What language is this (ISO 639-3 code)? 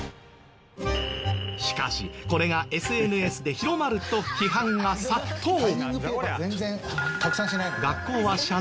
jpn